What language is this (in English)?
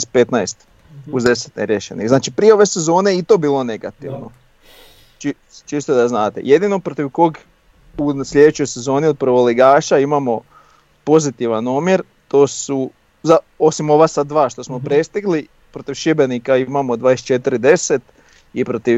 Croatian